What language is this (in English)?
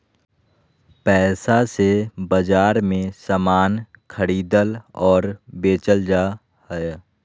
Magahi